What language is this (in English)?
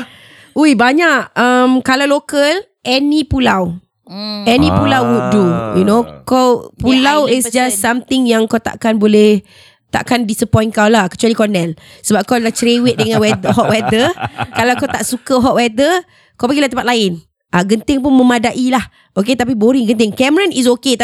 Malay